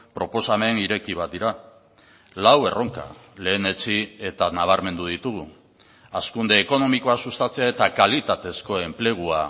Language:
Basque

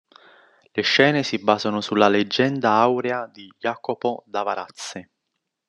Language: Italian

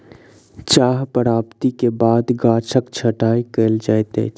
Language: Maithili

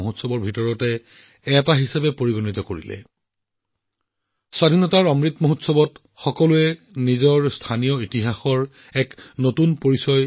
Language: Assamese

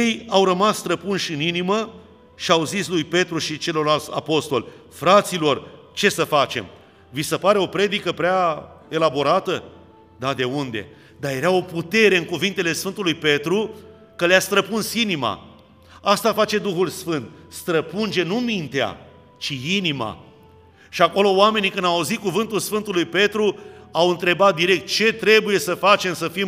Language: Romanian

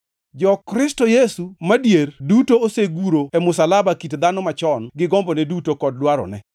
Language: Luo (Kenya and Tanzania)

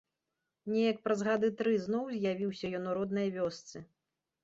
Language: Belarusian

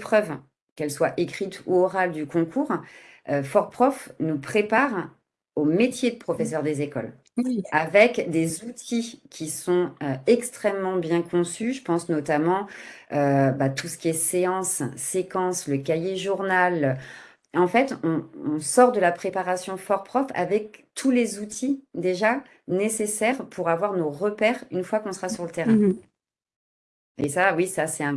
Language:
French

